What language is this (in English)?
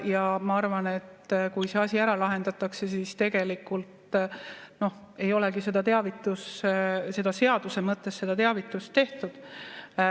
Estonian